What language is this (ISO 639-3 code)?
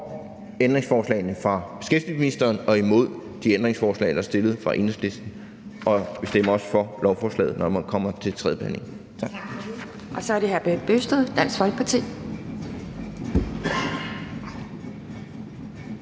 dan